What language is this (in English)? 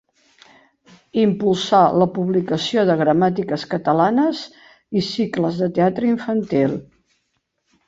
Catalan